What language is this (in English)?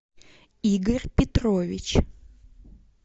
Russian